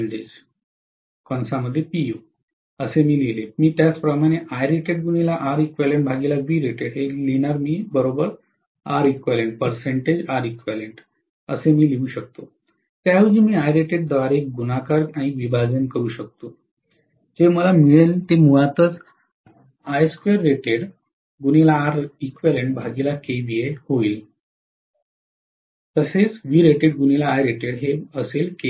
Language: Marathi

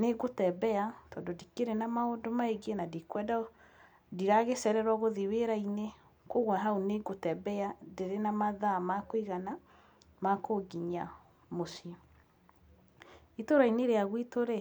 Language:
Kikuyu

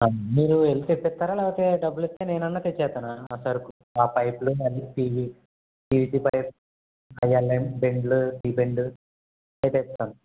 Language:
Telugu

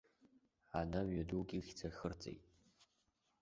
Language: Abkhazian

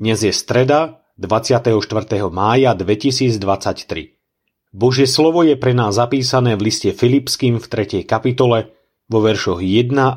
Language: Slovak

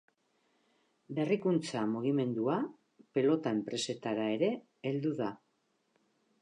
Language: Basque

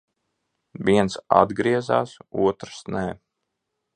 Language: Latvian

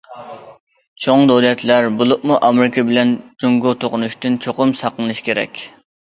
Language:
Uyghur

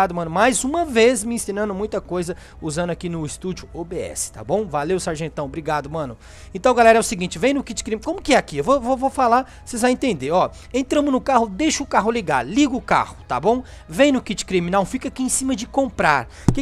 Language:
Portuguese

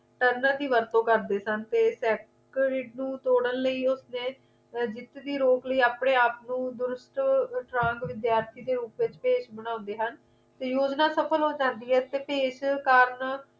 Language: Punjabi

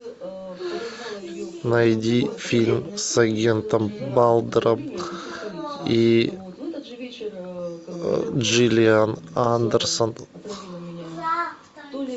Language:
Russian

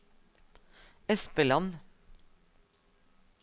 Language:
Norwegian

